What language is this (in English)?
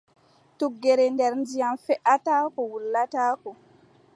Adamawa Fulfulde